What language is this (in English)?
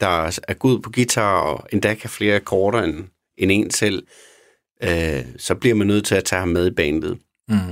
Danish